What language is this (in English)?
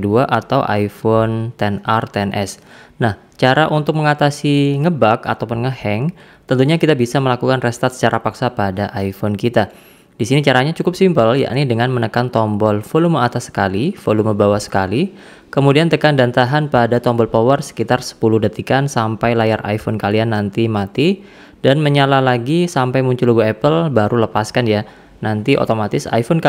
Indonesian